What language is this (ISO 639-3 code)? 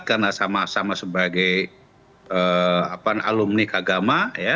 ind